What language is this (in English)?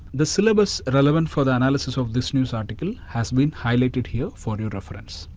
English